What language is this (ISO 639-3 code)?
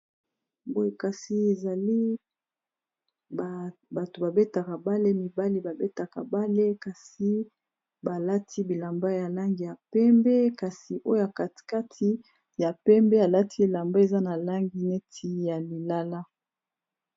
lin